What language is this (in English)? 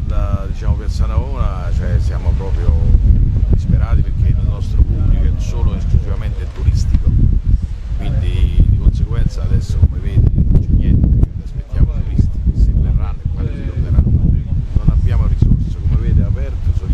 Italian